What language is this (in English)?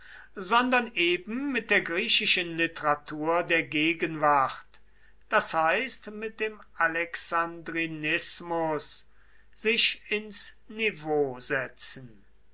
German